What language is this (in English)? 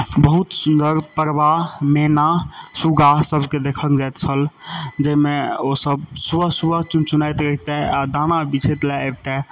Maithili